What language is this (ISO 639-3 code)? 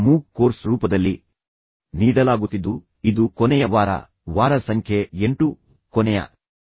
kan